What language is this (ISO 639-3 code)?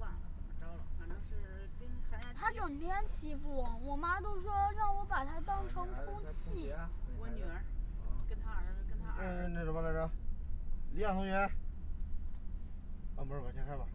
zho